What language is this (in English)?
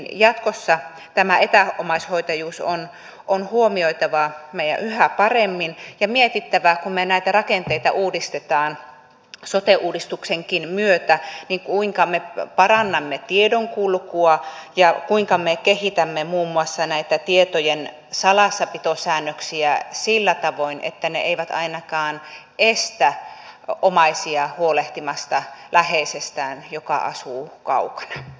Finnish